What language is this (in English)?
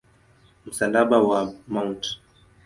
Swahili